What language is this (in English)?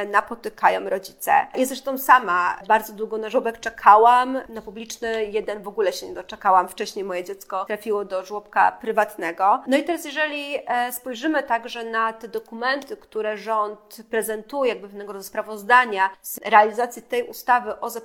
Polish